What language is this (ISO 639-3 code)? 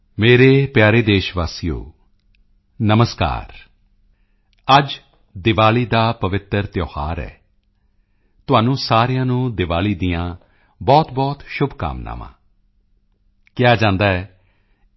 pan